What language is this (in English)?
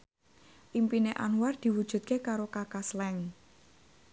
Javanese